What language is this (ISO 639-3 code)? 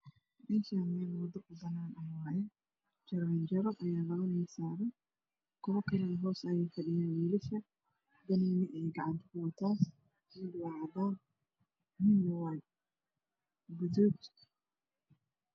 som